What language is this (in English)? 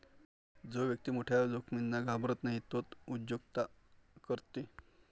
Marathi